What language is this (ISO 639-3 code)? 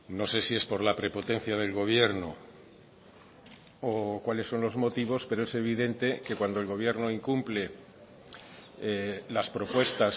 spa